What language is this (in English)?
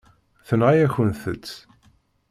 Kabyle